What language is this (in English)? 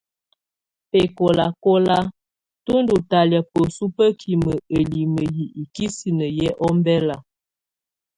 Tunen